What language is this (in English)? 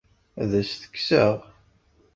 Kabyle